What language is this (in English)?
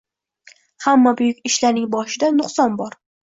Uzbek